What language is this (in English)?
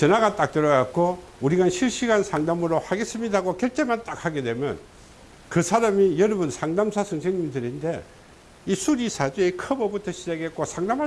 Korean